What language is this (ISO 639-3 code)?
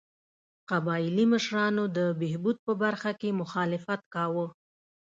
pus